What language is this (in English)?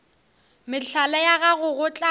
Northern Sotho